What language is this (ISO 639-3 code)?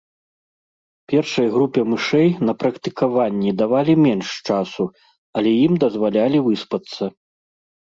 bel